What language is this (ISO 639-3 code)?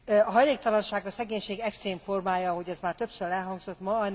hun